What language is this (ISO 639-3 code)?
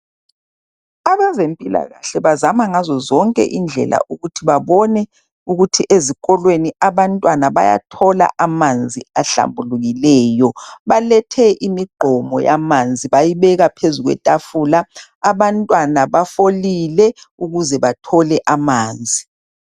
nde